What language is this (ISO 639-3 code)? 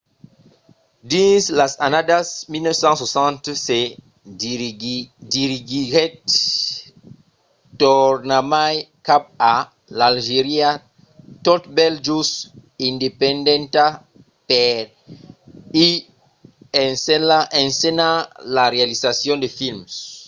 oci